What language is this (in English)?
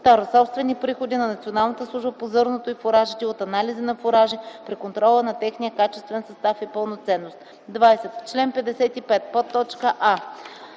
Bulgarian